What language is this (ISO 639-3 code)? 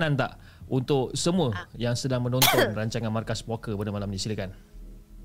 msa